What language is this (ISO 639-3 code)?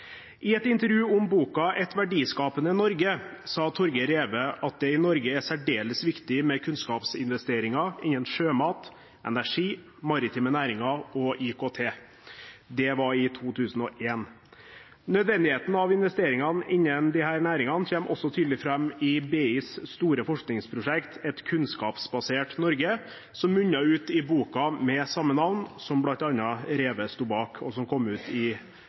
nob